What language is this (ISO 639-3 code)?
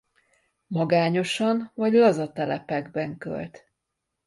hun